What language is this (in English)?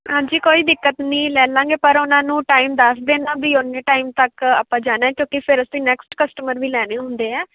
Punjabi